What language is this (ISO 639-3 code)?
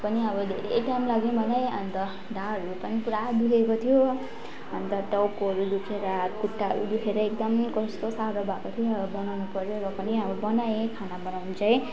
nep